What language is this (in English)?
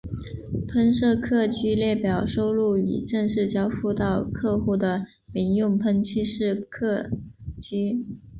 Chinese